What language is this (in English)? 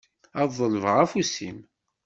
Kabyle